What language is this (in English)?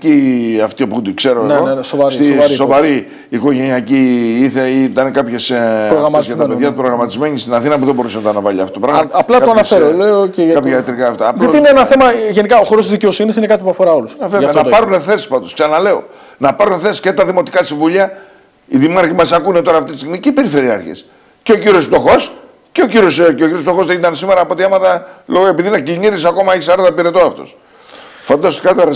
Greek